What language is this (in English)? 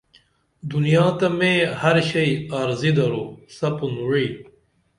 Dameli